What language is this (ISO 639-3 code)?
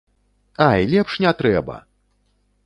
bel